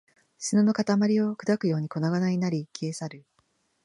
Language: Japanese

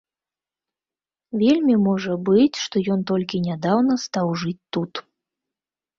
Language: Belarusian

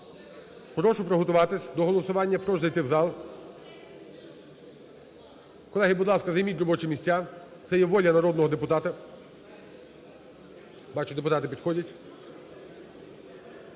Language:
Ukrainian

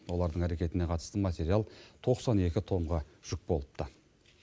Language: Kazakh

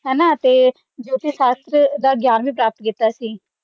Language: Punjabi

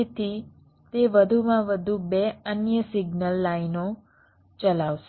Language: Gujarati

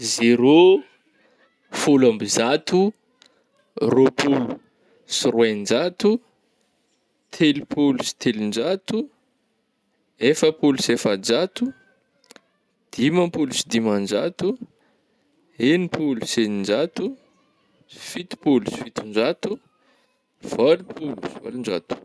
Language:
Northern Betsimisaraka Malagasy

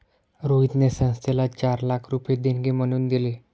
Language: Marathi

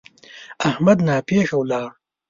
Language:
Pashto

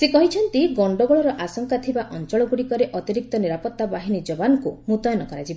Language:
Odia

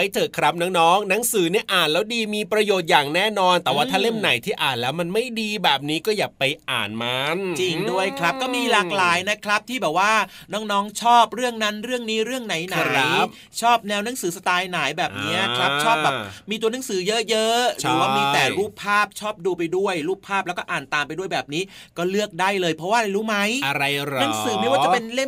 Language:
Thai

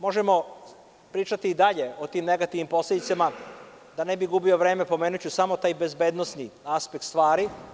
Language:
Serbian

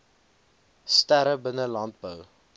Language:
Afrikaans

